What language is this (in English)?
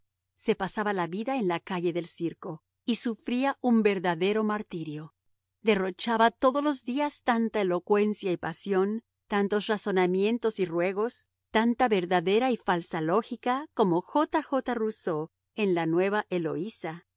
Spanish